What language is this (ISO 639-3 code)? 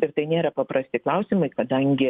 lit